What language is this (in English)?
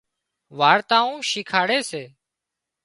Wadiyara Koli